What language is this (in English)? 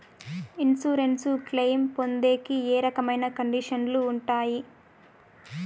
Telugu